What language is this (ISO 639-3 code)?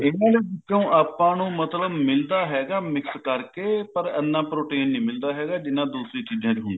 pan